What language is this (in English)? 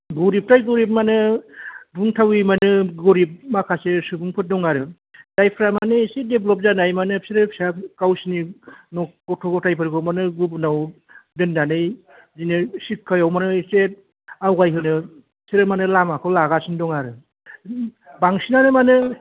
Bodo